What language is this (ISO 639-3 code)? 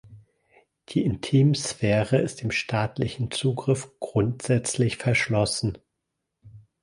deu